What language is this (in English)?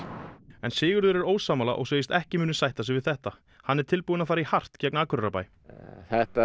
Icelandic